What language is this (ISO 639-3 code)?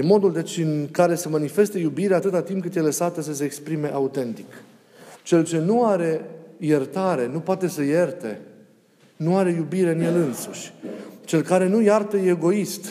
ron